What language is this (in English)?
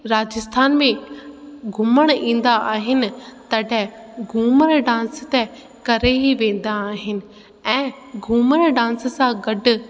Sindhi